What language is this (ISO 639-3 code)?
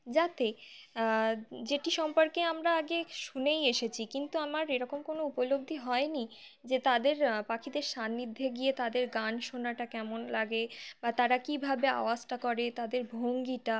ben